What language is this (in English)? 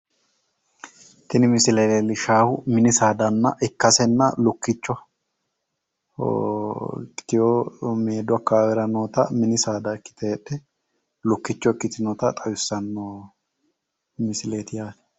Sidamo